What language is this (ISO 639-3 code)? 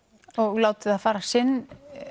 isl